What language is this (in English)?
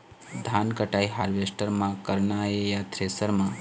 Chhattisgarhi